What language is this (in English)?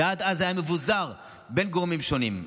Hebrew